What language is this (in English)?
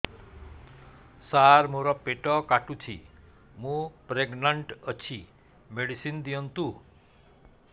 Odia